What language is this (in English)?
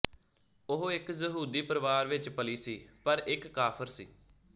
Punjabi